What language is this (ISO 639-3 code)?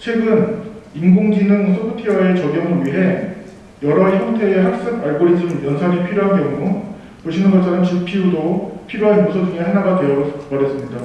kor